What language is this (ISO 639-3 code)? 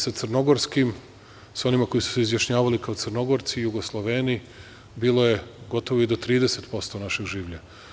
srp